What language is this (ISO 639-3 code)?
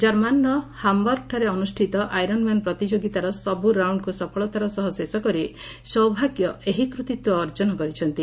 ori